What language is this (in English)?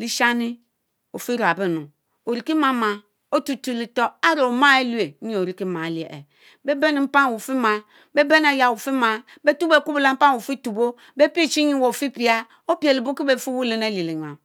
Mbe